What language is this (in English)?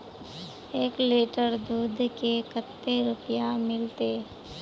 Magahi